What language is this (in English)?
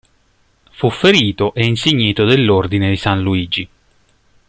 Italian